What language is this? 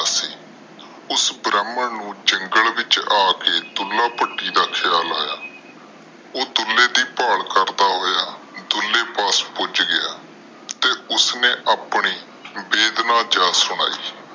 Punjabi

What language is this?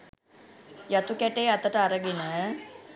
Sinhala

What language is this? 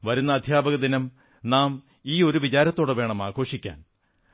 Malayalam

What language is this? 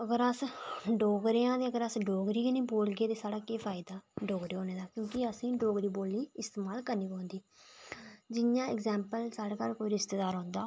Dogri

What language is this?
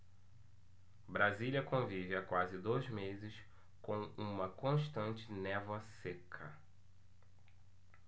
Portuguese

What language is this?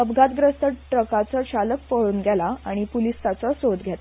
Konkani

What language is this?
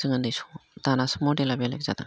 Bodo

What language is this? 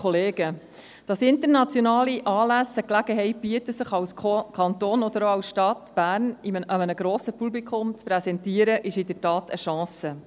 Swiss German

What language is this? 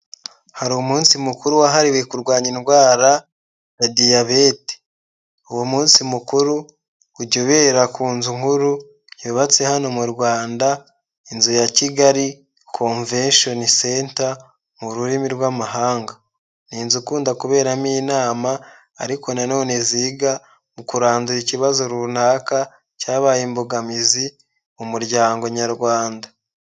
Kinyarwanda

